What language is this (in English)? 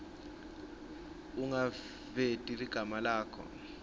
Swati